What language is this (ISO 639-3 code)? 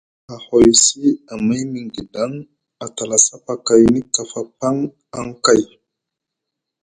mug